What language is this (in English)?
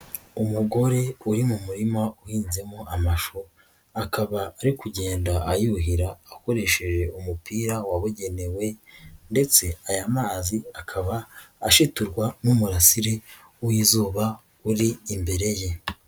Kinyarwanda